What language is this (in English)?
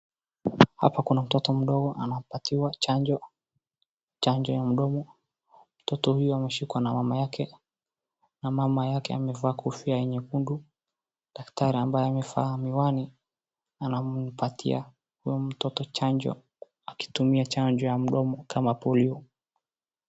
Swahili